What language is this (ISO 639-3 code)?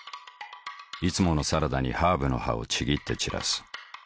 jpn